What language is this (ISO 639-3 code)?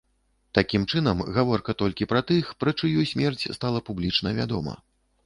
bel